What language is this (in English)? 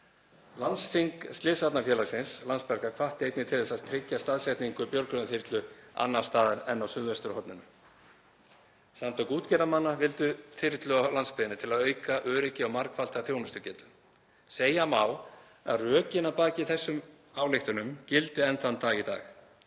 Icelandic